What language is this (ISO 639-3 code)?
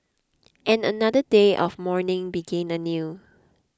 eng